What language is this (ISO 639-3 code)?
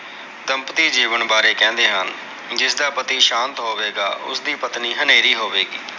pan